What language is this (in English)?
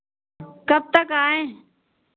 Hindi